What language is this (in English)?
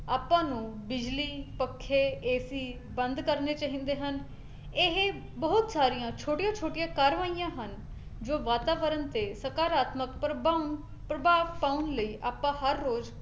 Punjabi